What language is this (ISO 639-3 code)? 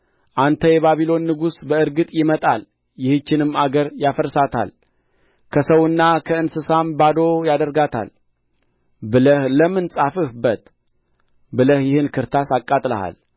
amh